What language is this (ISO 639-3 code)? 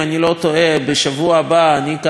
heb